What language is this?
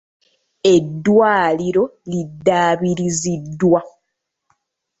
Ganda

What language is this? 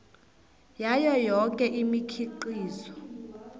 South Ndebele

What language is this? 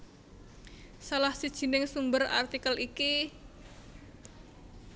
Javanese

